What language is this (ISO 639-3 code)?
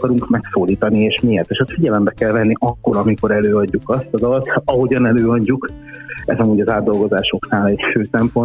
hun